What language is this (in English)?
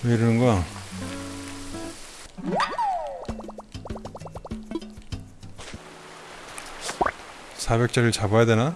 Korean